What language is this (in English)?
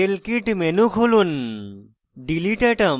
Bangla